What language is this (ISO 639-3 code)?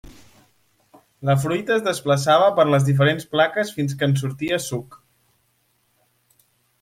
cat